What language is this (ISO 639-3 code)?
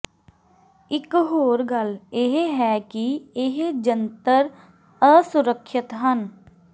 pan